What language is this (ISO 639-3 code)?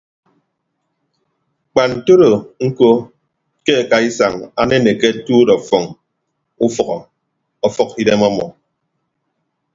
ibb